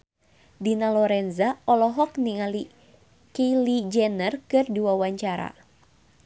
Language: Sundanese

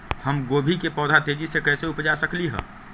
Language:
Magahi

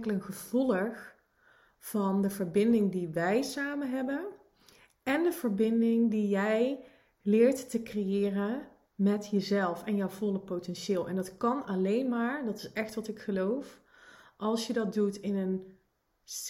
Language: Dutch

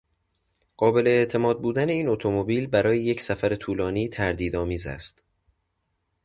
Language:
Persian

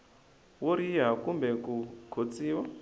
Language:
Tsonga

